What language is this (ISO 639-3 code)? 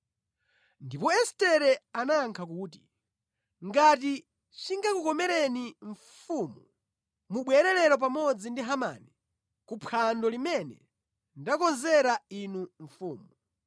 nya